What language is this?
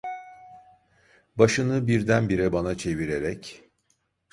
Turkish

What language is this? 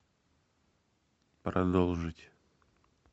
Russian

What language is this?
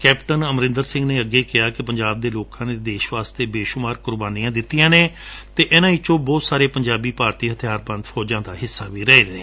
Punjabi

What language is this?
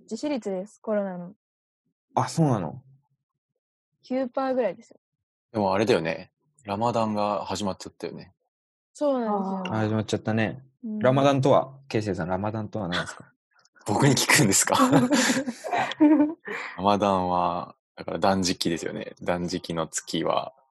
Japanese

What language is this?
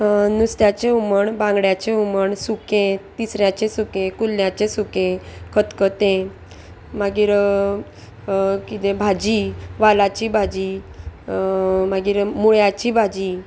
Konkani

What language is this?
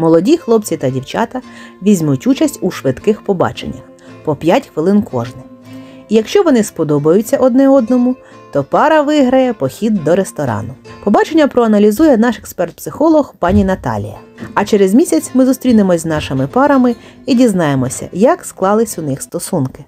Ukrainian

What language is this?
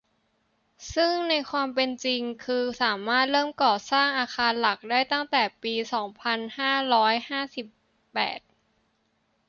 Thai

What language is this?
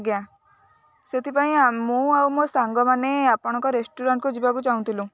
Odia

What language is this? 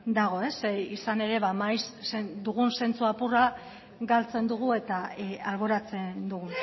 Basque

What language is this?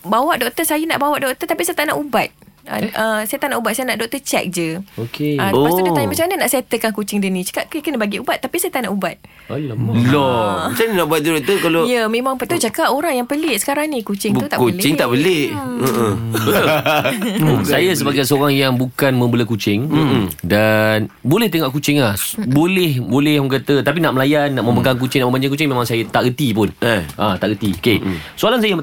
Malay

